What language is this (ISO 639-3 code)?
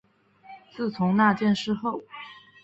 zho